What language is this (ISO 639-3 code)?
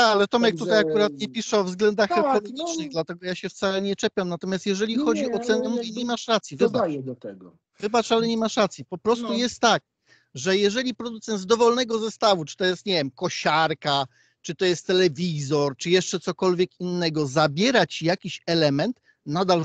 pol